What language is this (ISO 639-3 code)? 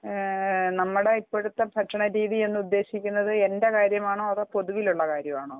mal